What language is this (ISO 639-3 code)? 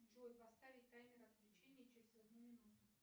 rus